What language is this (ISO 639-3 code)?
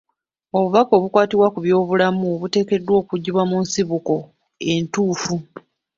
lug